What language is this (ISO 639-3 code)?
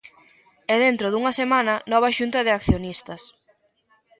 glg